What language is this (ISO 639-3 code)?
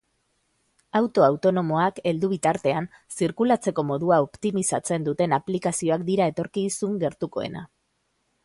eus